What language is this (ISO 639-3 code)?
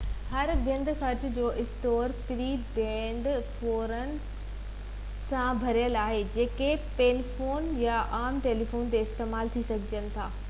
snd